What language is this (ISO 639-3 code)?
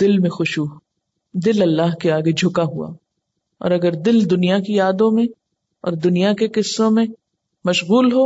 urd